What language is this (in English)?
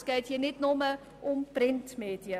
Swiss German